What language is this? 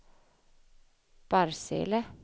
Swedish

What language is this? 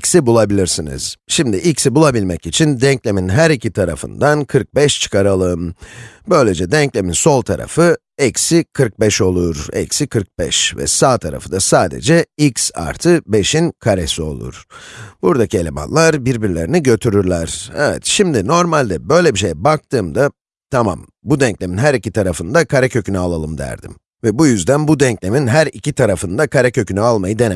Turkish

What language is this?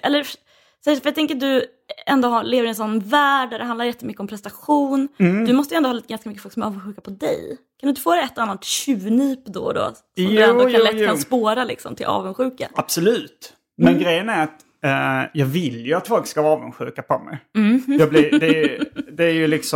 Swedish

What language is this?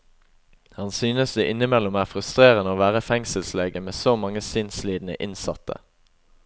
Norwegian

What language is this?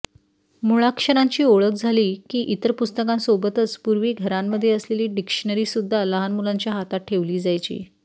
Marathi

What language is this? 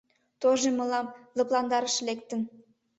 Mari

